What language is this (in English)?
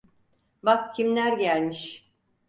Turkish